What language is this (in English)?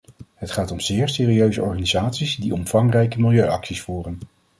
Dutch